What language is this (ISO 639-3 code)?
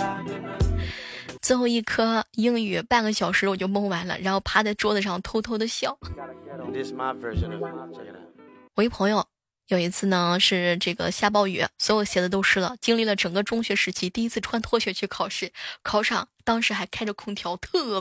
zho